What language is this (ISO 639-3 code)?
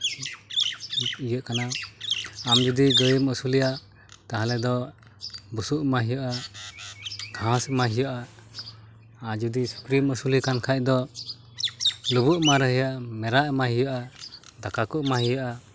sat